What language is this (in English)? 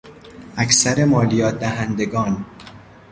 Persian